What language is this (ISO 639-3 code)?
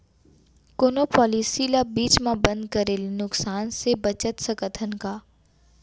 hne